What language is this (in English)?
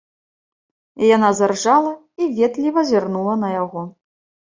Belarusian